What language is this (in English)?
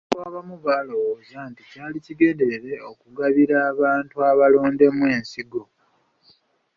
Ganda